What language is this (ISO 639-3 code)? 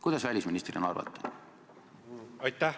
est